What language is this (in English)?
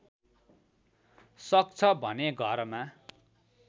Nepali